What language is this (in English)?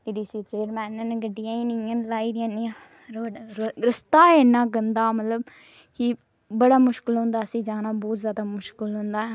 Dogri